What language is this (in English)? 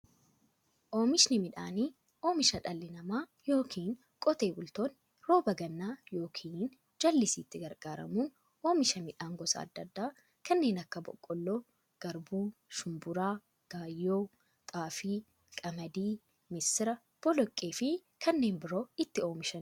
Oromo